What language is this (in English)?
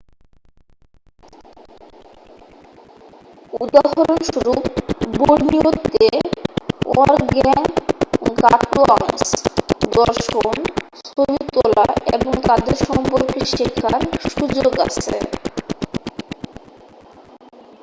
Bangla